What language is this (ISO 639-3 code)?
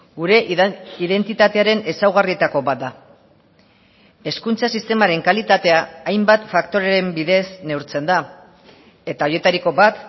eus